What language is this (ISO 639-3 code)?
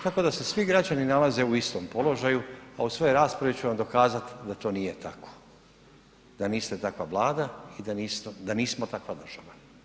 hrv